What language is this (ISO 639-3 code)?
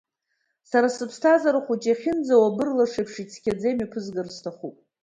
abk